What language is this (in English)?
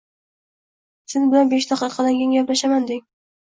Uzbek